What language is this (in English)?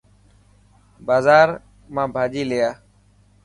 Dhatki